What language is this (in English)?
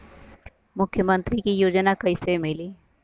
Bhojpuri